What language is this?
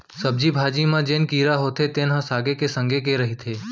Chhattisgarhi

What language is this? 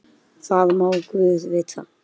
Icelandic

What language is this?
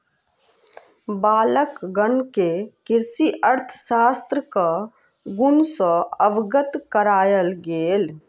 Maithili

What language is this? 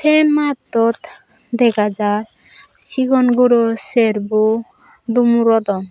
Chakma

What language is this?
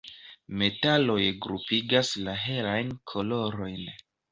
Esperanto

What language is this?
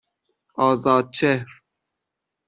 Persian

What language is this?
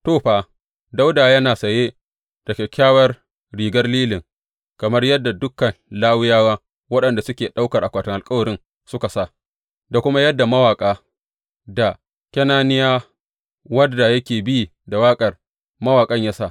Hausa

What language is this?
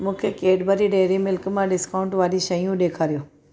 Sindhi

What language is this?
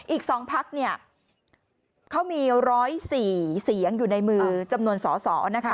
Thai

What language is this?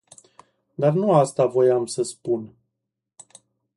Romanian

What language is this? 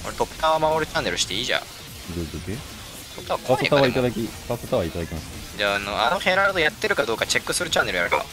Japanese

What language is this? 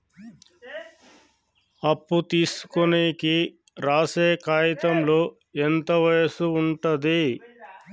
Telugu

